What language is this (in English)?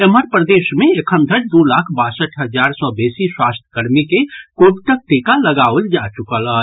Maithili